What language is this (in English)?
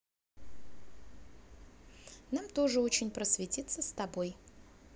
Russian